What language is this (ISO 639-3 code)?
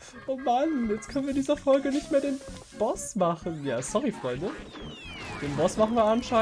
deu